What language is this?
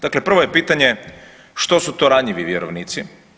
Croatian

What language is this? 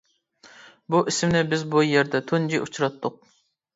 Uyghur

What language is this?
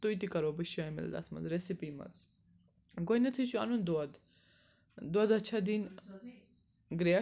Kashmiri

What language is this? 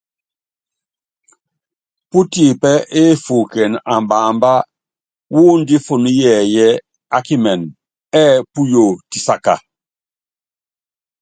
Yangben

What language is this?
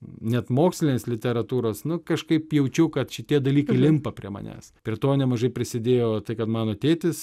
Lithuanian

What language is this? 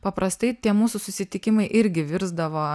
Lithuanian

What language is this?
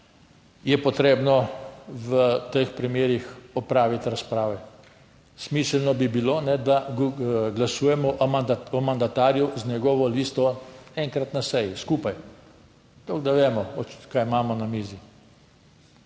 Slovenian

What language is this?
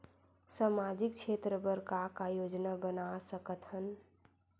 Chhattisgarhi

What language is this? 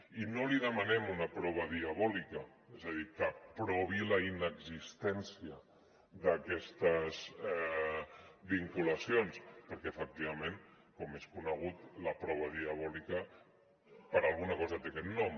Catalan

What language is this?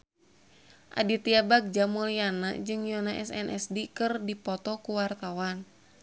Sundanese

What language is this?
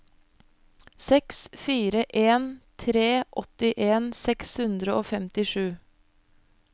Norwegian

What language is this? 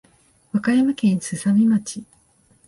Japanese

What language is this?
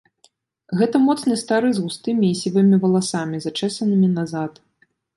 Belarusian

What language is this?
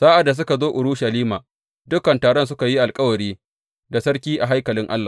Hausa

